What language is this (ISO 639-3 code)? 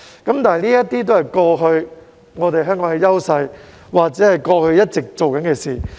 yue